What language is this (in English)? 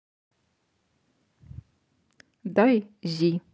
Russian